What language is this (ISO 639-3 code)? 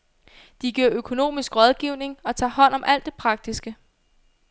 dan